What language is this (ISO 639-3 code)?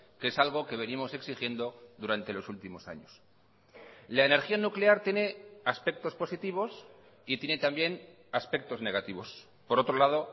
spa